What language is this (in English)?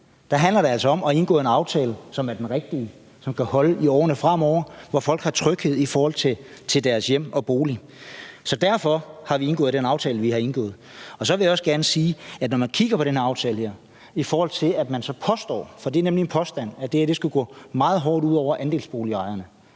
Danish